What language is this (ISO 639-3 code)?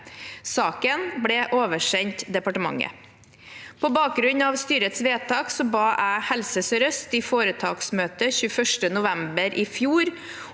nor